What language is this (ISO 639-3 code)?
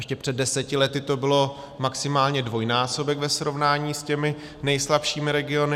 ces